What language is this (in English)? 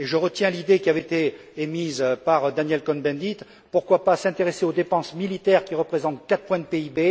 French